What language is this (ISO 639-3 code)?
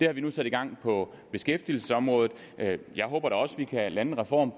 dan